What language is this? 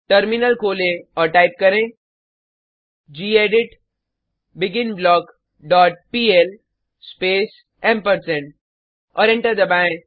Hindi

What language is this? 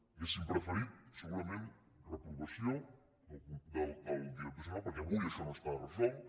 Catalan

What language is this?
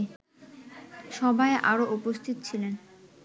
Bangla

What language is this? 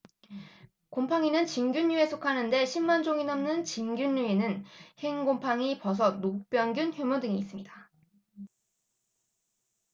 Korean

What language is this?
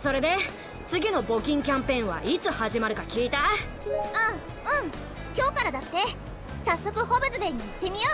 Japanese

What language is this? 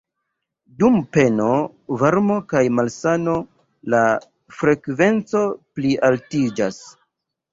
Esperanto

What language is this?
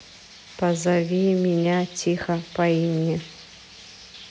Russian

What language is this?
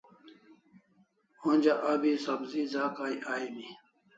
Kalasha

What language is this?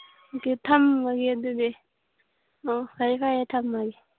Manipuri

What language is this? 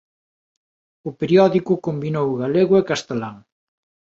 Galician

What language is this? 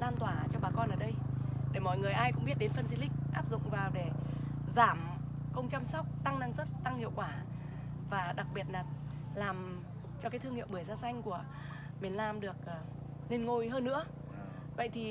Vietnamese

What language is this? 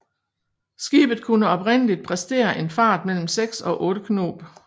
Danish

